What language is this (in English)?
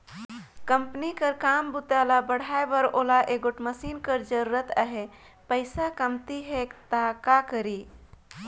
Chhattisgarhi